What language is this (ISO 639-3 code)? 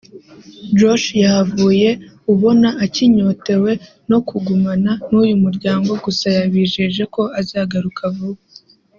kin